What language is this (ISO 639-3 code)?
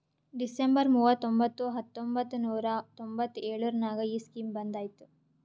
kan